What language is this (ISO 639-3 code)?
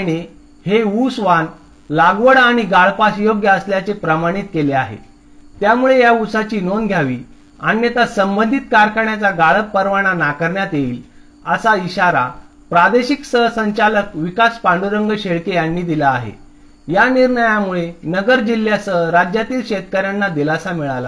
mar